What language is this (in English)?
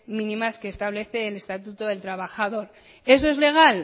Spanish